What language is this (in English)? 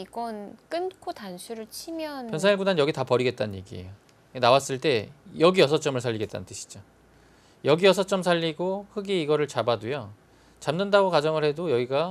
Korean